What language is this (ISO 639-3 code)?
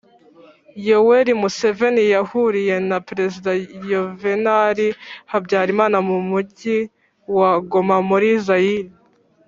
kin